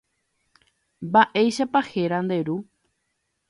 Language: Guarani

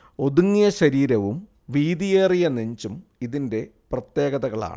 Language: Malayalam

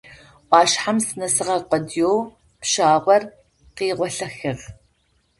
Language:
Adyghe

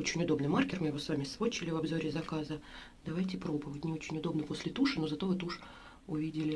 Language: Russian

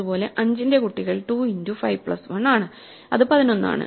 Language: Malayalam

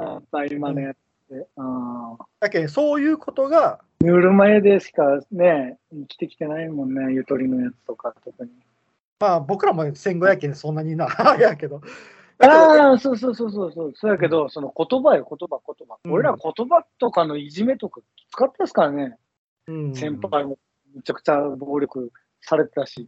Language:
Japanese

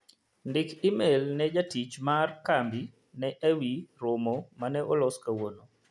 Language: Luo (Kenya and Tanzania)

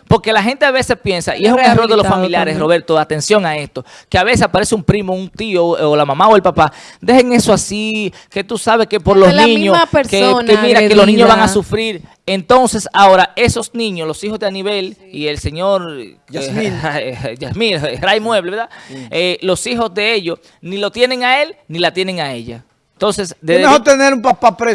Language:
Spanish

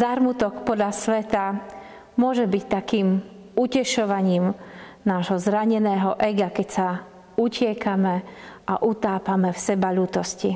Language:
Slovak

